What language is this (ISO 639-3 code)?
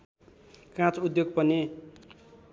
nep